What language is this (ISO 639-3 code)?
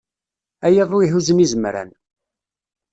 kab